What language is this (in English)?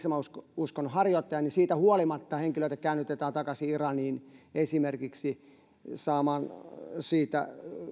Finnish